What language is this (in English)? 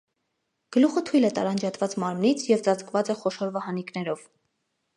Armenian